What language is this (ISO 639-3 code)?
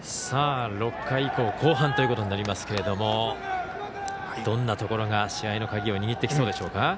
jpn